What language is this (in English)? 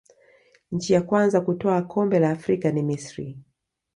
Swahili